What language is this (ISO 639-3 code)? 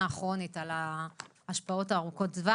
heb